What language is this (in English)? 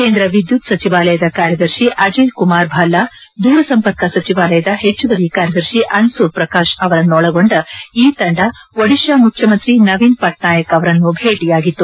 Kannada